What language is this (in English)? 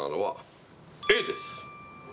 Japanese